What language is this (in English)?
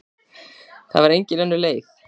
Icelandic